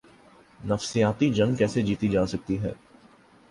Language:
Urdu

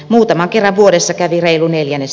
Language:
Finnish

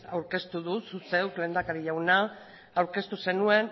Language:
Basque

